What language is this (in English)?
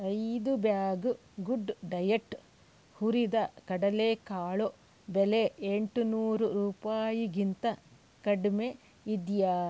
Kannada